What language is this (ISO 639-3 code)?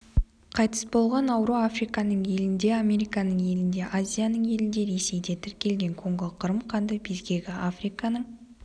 kaz